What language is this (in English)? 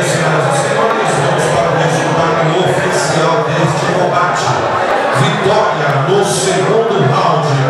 Portuguese